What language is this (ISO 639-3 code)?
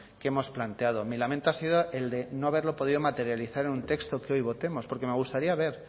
spa